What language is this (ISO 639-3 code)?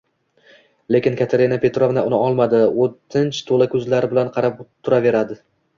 uzb